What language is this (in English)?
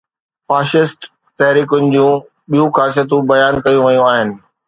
Sindhi